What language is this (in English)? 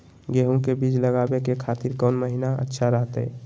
Magahi